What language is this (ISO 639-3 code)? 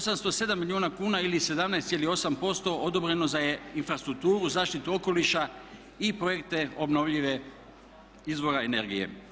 hrv